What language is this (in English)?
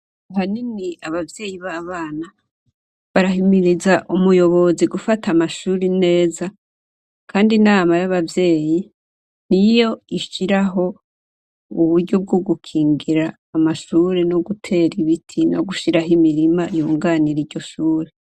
Rundi